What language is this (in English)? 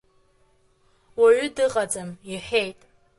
Abkhazian